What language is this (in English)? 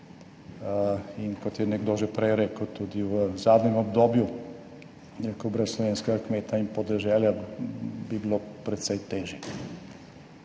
Slovenian